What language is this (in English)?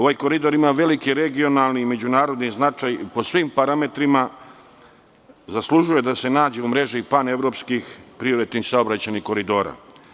Serbian